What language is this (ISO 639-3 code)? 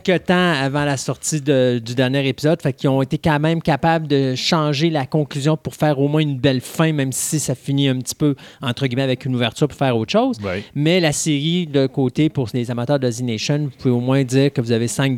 fra